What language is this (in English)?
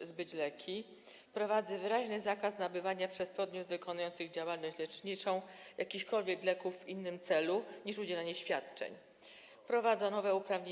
Polish